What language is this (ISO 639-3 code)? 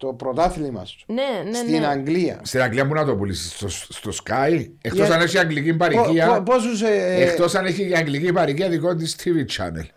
ell